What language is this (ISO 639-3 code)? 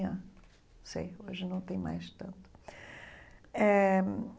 por